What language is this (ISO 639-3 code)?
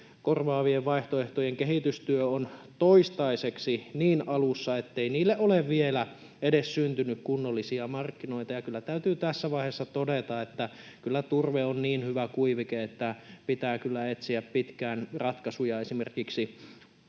fin